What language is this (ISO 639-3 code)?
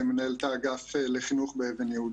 heb